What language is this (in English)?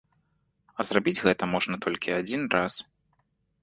Belarusian